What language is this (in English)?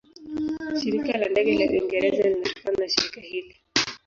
Swahili